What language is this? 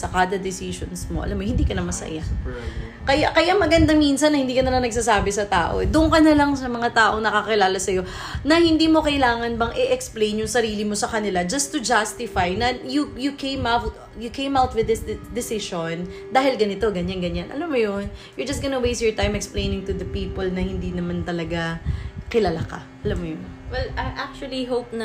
Filipino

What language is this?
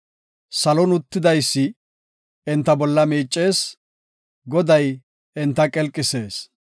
Gofa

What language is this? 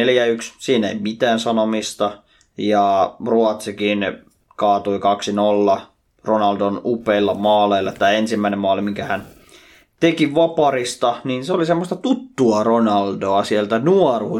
Finnish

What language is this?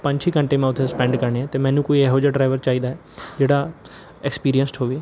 Punjabi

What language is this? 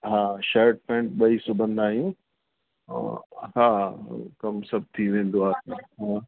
Sindhi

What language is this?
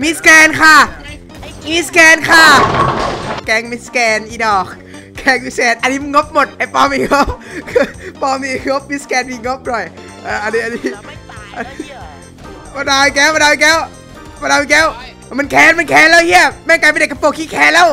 Thai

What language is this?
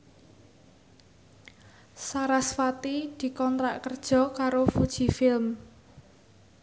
Javanese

